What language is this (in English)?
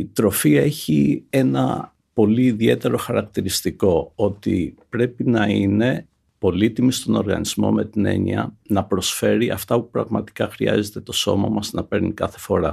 Greek